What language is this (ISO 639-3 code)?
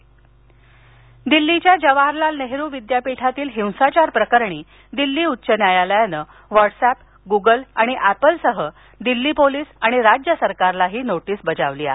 mar